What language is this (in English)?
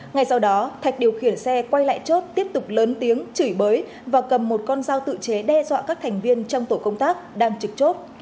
Vietnamese